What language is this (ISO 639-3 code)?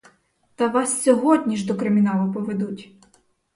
ukr